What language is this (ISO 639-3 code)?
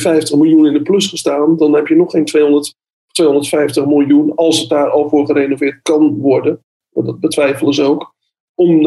nld